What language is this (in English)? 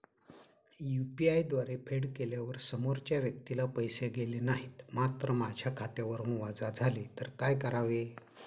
Marathi